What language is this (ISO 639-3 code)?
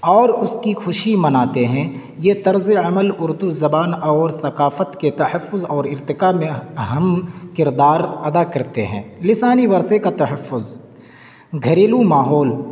urd